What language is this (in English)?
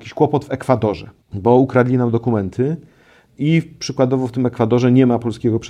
Polish